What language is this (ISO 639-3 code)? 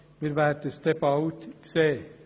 gsw